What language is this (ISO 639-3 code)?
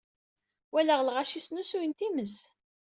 kab